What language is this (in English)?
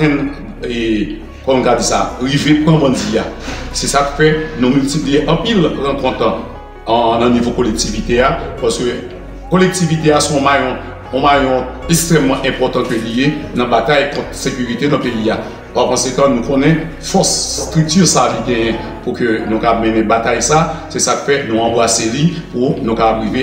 French